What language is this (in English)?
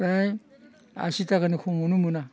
Bodo